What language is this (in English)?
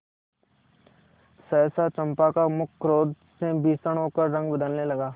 Hindi